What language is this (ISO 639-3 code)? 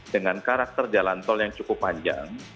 ind